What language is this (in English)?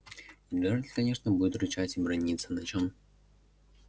Russian